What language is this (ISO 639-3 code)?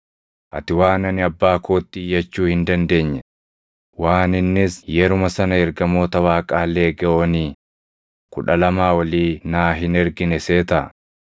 orm